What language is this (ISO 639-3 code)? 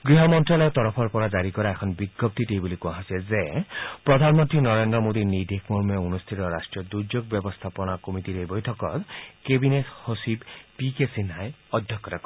asm